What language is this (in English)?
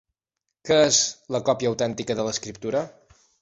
Catalan